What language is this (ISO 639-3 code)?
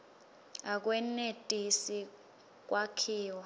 ssw